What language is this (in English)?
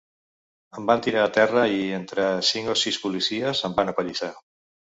Catalan